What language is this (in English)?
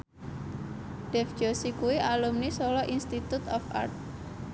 Javanese